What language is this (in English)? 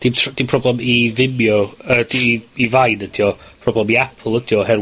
Welsh